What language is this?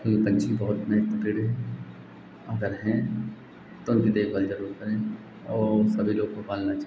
Hindi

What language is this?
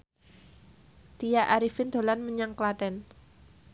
Javanese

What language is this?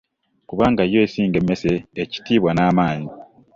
Ganda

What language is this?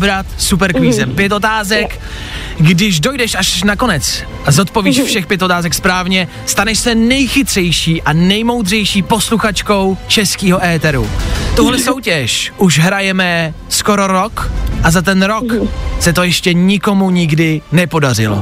Czech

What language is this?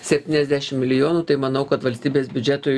Lithuanian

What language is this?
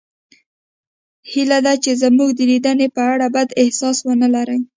Pashto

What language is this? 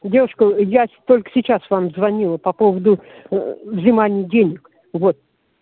Russian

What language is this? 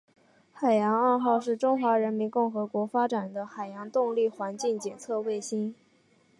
Chinese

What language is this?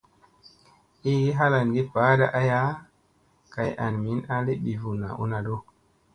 Musey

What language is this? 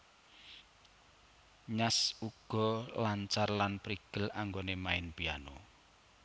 Javanese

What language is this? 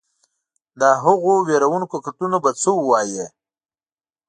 Pashto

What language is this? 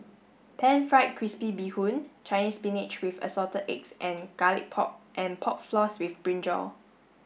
English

